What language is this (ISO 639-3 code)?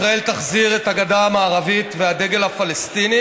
heb